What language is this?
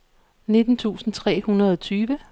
Danish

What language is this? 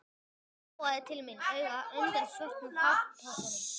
Icelandic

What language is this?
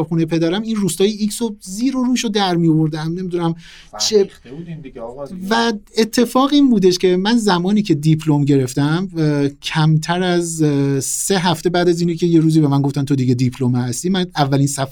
Persian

